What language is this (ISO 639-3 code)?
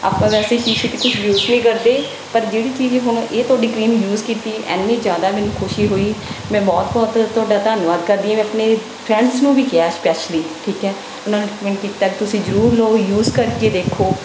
pan